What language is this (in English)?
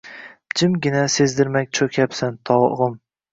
Uzbek